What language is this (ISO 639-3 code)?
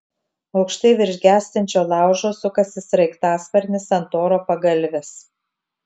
lit